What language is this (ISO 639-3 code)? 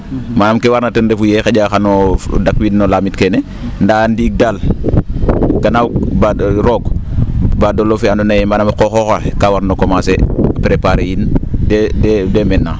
srr